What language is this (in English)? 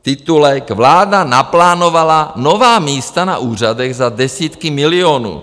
Czech